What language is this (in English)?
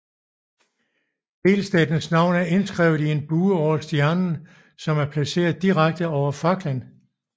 Danish